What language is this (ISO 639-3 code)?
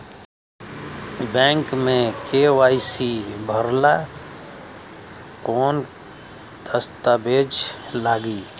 bho